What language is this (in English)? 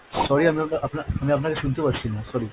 Bangla